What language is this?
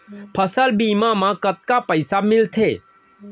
Chhattisgarhi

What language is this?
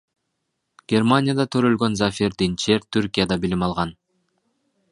Kyrgyz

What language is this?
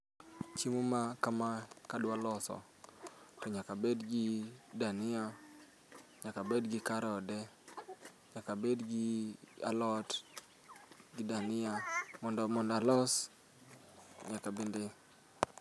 Luo (Kenya and Tanzania)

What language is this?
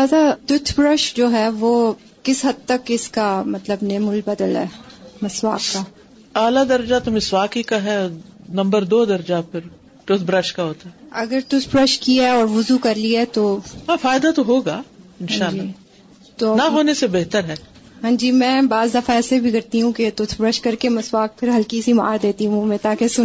Urdu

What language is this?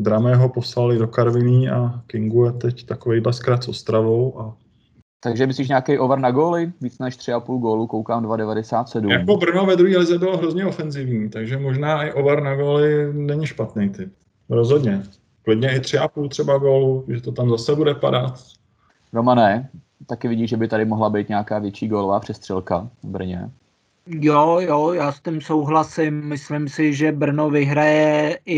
Czech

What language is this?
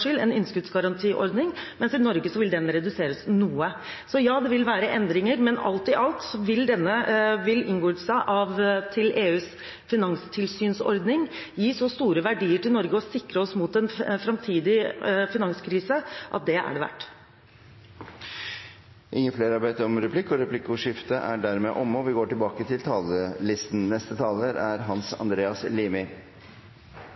Norwegian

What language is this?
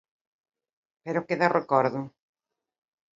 Galician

